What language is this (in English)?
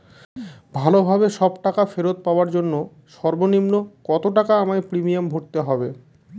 Bangla